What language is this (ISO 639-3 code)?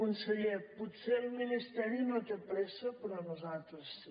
cat